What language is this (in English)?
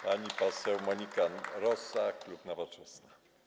Polish